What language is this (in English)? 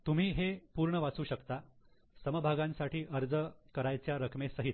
Marathi